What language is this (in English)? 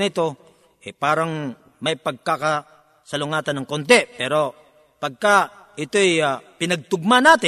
Filipino